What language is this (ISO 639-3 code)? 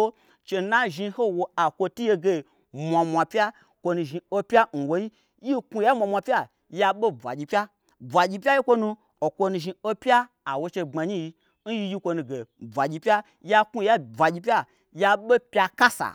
gbr